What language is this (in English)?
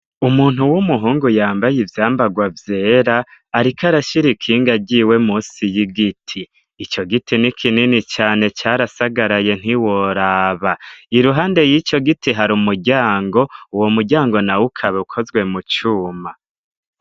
Rundi